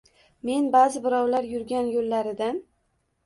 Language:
Uzbek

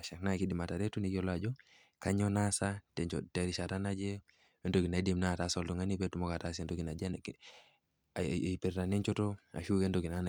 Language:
Masai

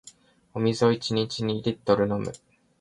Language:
Japanese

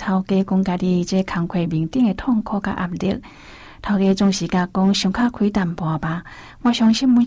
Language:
Chinese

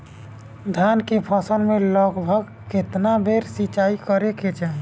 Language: Bhojpuri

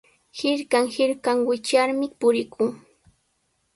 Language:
Sihuas Ancash Quechua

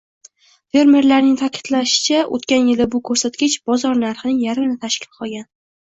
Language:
Uzbek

